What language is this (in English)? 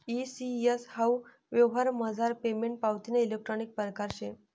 Marathi